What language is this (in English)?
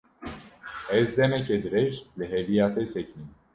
Kurdish